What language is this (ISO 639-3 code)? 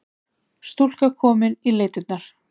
isl